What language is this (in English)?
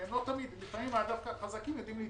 Hebrew